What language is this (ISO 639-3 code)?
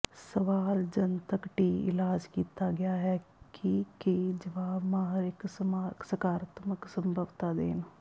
pan